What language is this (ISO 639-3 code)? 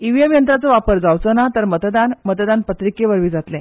kok